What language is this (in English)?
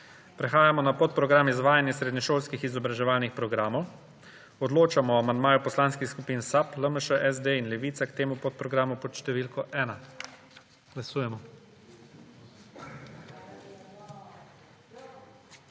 Slovenian